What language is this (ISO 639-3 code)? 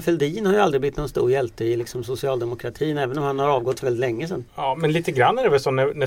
swe